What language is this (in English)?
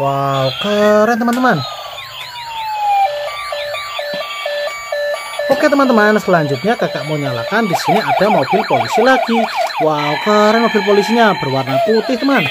Indonesian